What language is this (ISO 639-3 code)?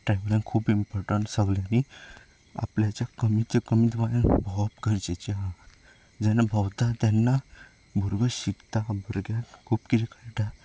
kok